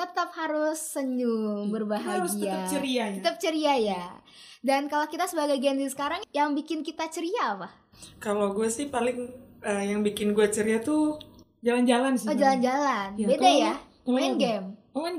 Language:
Indonesian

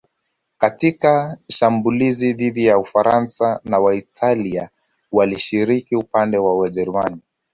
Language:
Swahili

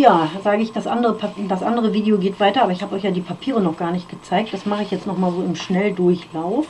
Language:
German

